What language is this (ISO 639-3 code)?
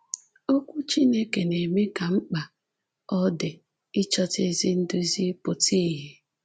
ibo